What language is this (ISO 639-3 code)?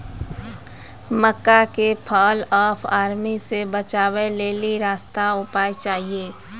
mai